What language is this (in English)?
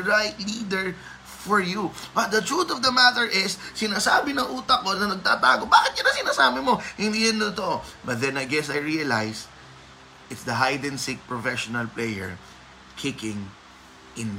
Filipino